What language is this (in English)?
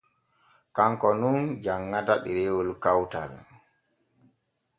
Borgu Fulfulde